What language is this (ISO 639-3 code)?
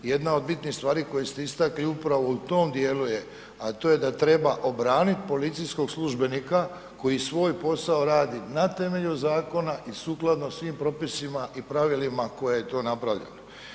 hrv